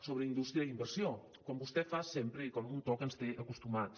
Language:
Catalan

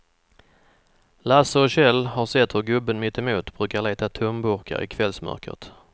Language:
Swedish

